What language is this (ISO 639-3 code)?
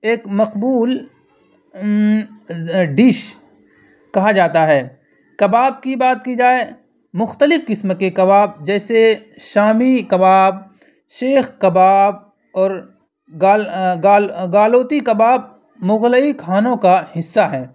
urd